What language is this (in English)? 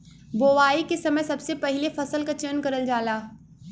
Bhojpuri